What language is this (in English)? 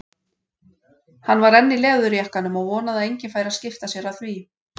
Icelandic